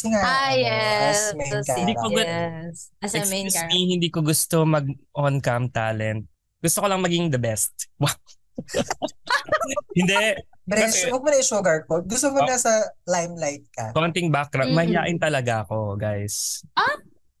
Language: Filipino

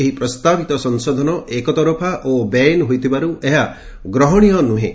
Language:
Odia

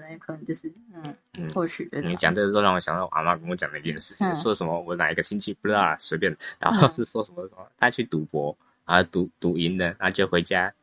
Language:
Chinese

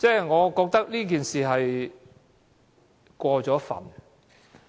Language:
Cantonese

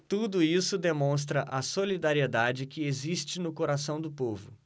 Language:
Portuguese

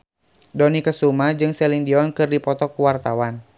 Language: Sundanese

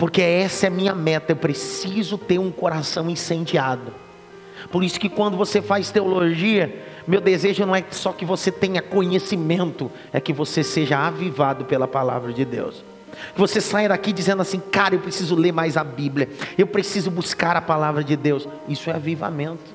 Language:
Portuguese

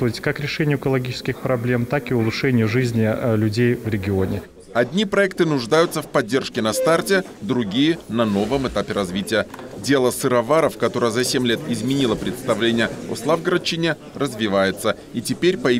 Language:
Russian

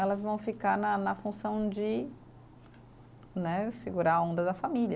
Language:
Portuguese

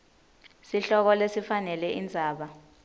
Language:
Swati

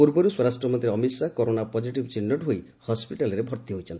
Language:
Odia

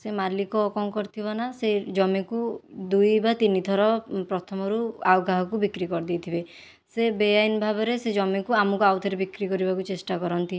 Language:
Odia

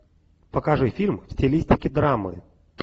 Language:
Russian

